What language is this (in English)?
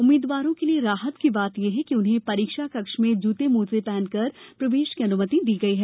Hindi